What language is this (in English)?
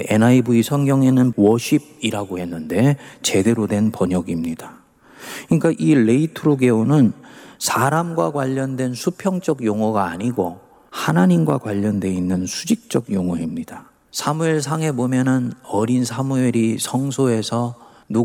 Korean